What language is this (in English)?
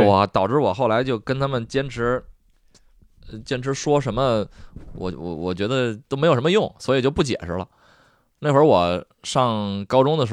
Chinese